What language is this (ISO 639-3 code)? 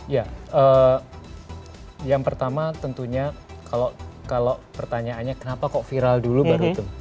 ind